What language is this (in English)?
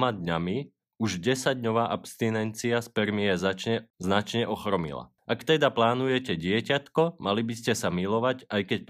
Slovak